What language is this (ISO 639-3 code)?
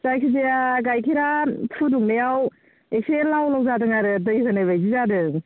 brx